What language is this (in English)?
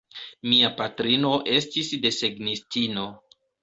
Esperanto